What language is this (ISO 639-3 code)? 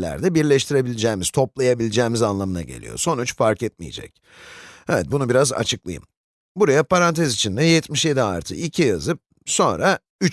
tur